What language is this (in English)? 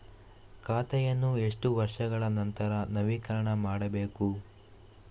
Kannada